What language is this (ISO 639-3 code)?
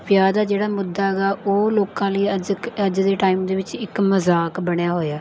pan